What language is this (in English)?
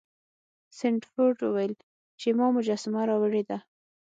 Pashto